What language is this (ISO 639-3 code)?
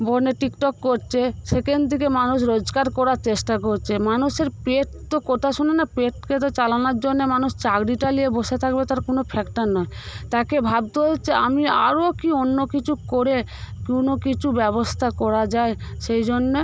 ben